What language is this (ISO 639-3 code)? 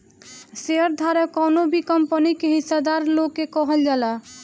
bho